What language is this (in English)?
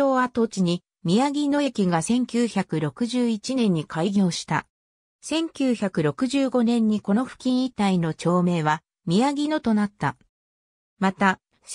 Japanese